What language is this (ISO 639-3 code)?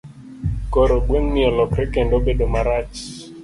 luo